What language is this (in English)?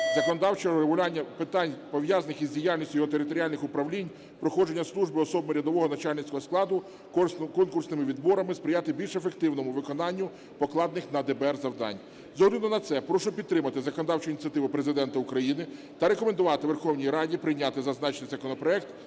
Ukrainian